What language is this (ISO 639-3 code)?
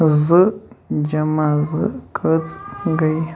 kas